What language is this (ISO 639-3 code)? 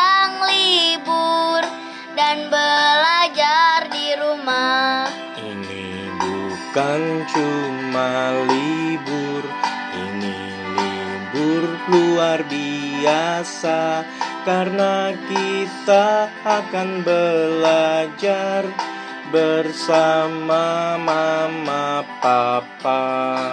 ind